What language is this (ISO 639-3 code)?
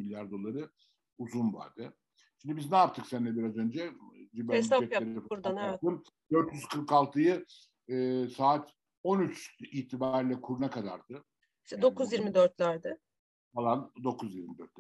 tur